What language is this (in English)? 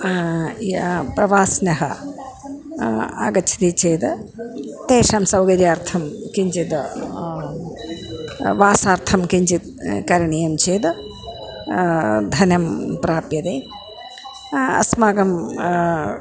Sanskrit